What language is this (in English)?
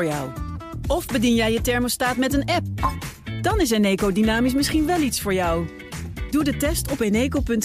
Dutch